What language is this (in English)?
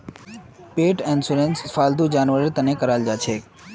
Magahi